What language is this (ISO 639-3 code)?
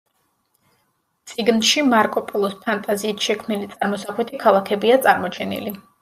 kat